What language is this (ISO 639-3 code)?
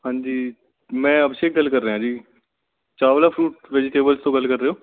pan